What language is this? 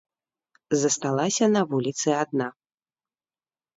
Belarusian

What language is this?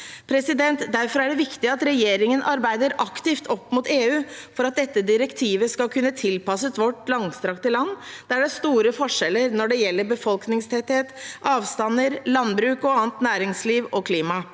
Norwegian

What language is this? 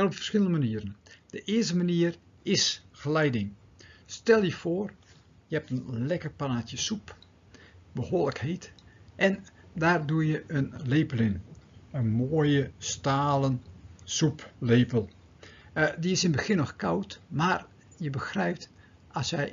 Dutch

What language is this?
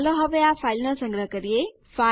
Gujarati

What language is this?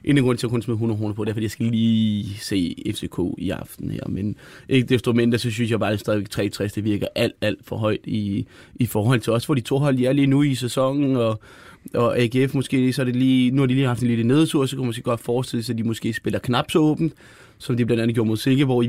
Danish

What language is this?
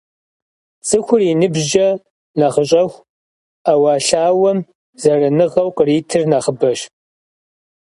Kabardian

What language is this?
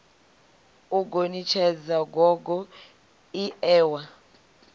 Venda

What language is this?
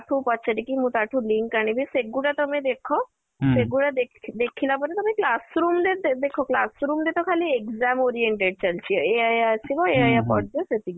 Odia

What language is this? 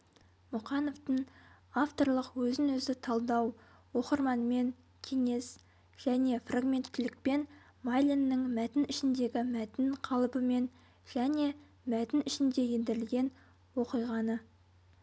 Kazakh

